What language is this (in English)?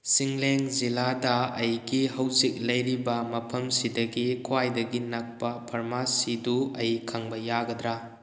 Manipuri